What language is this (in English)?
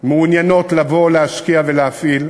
Hebrew